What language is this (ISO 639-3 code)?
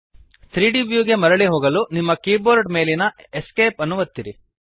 kan